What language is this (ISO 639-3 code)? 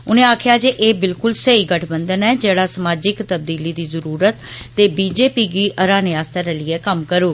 doi